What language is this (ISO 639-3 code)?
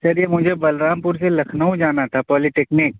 urd